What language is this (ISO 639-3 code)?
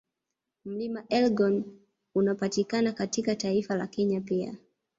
swa